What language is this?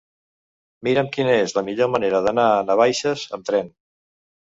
Catalan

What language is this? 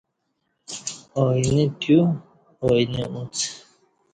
Kati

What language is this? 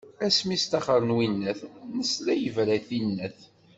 Kabyle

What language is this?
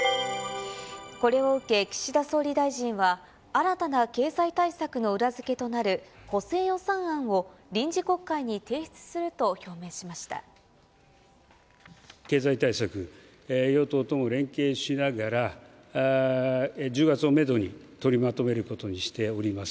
Japanese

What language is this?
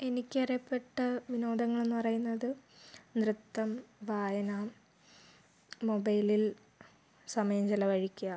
Malayalam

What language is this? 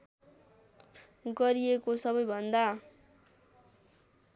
Nepali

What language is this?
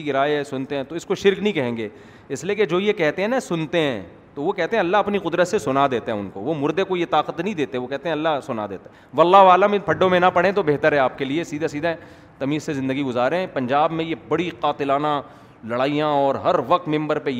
Urdu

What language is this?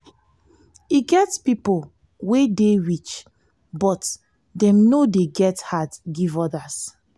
Nigerian Pidgin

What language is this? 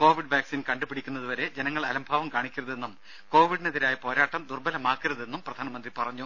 Malayalam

